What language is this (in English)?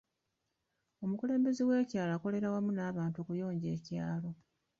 Ganda